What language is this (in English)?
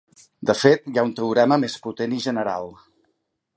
Catalan